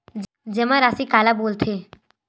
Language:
Chhattisgarhi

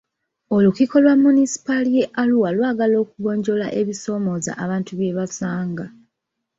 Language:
Ganda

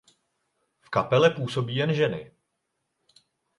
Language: Czech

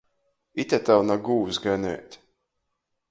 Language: Latgalian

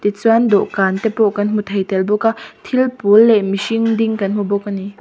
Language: Mizo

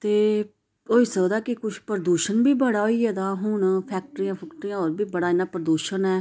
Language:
Dogri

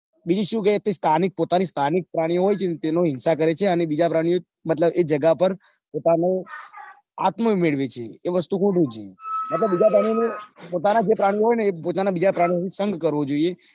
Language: Gujarati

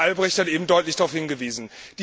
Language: German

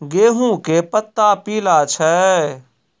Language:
Maithili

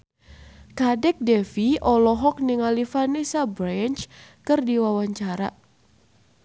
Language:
Sundanese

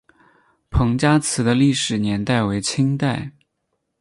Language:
Chinese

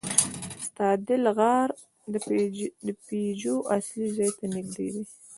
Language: Pashto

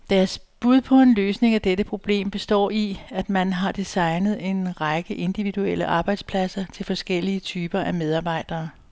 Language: Danish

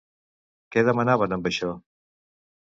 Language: Catalan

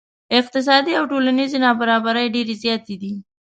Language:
Pashto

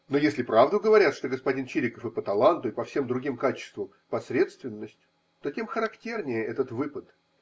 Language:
Russian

